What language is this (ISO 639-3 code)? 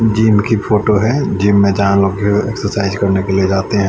hin